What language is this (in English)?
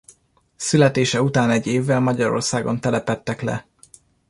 Hungarian